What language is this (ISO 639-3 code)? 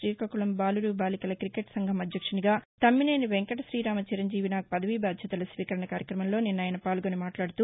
tel